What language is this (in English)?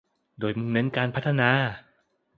Thai